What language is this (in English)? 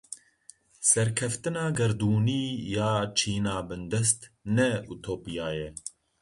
Kurdish